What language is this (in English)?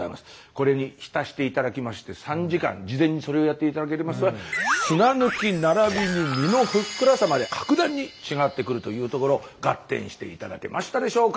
Japanese